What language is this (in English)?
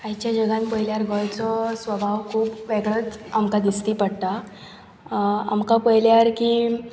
Konkani